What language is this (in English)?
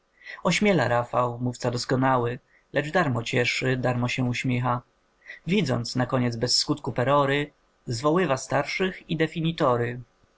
Polish